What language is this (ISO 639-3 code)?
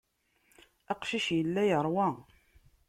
kab